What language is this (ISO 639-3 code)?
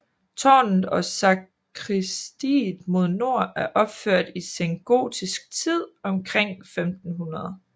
dan